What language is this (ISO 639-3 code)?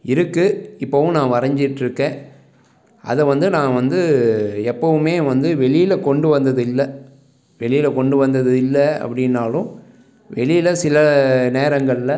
tam